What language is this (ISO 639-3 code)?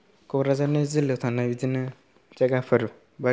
brx